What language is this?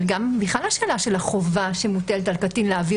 Hebrew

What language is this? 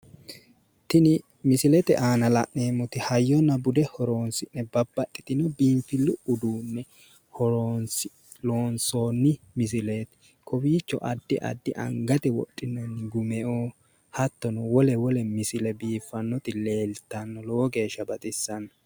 Sidamo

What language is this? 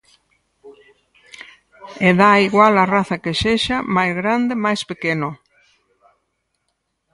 Galician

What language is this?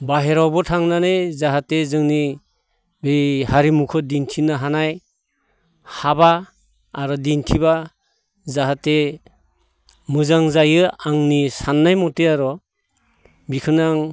Bodo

